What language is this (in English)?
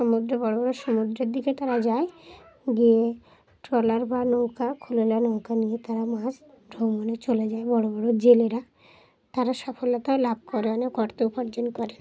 Bangla